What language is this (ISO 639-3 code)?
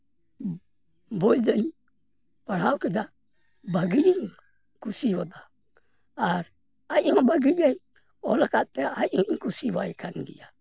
sat